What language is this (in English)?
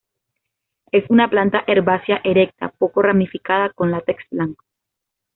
Spanish